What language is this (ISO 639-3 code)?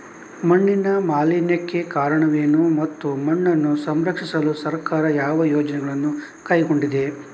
kan